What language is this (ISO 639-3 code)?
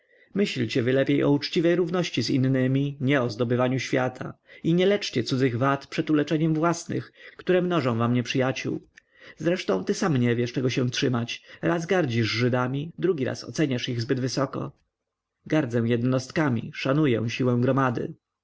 pol